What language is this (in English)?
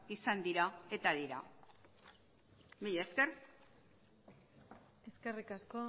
Basque